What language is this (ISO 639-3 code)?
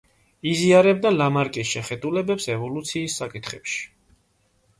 kat